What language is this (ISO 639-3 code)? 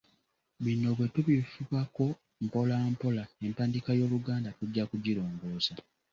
lug